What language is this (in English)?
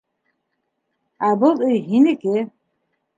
Bashkir